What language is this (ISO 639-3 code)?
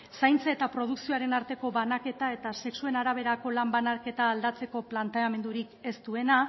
eus